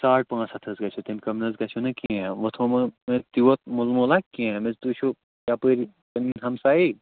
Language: Kashmiri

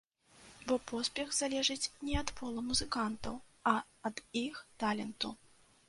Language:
Belarusian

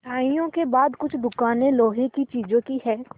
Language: Hindi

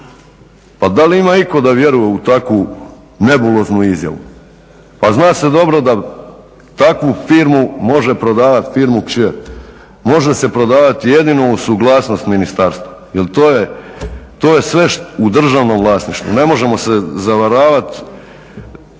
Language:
Croatian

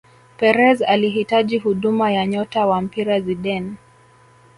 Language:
Swahili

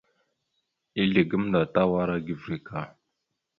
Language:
Mada (Cameroon)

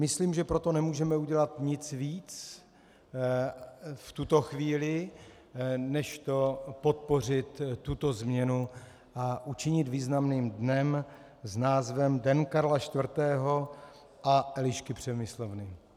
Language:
Czech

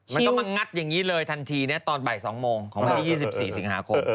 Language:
Thai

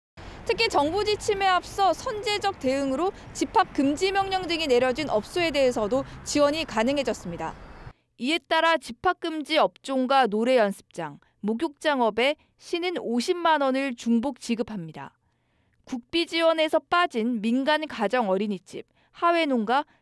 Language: Korean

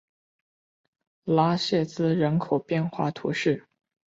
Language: Chinese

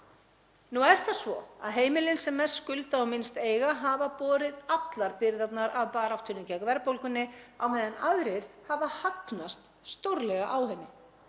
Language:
Icelandic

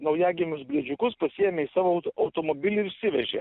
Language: Lithuanian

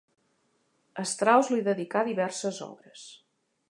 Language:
Catalan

